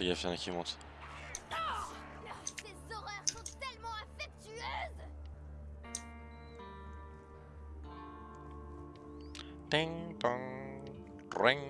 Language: French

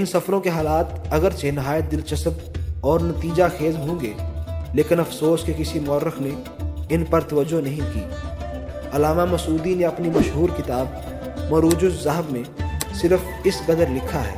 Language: Urdu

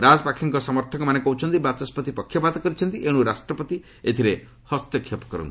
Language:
Odia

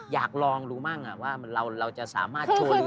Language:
Thai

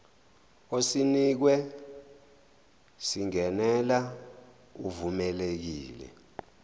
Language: Zulu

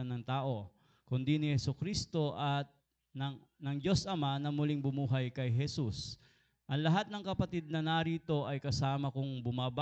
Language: Filipino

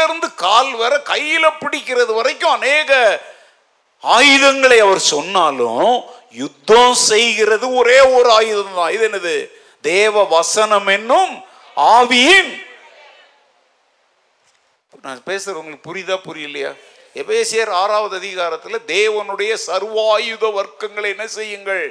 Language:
Tamil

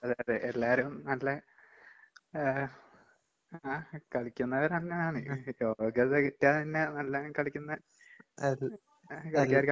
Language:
Malayalam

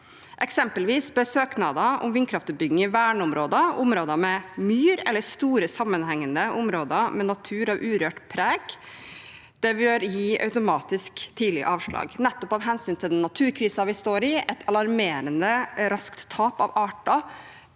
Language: Norwegian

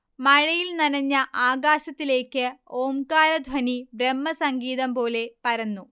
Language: Malayalam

